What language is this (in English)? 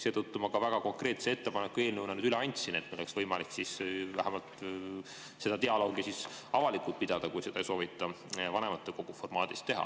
Estonian